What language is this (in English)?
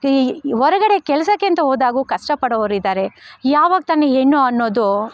Kannada